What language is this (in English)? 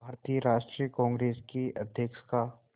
Hindi